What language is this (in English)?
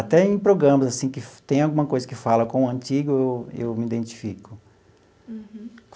Portuguese